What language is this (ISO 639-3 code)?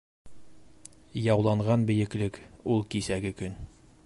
bak